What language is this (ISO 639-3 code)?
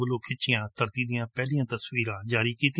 pan